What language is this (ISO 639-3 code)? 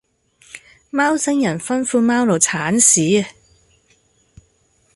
yue